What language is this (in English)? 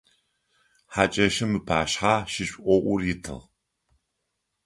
Adyghe